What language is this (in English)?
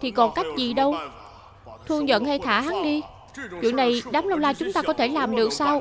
Vietnamese